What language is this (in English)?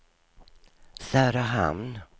Swedish